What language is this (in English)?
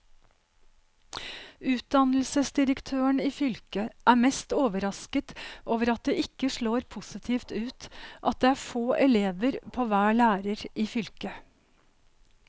Norwegian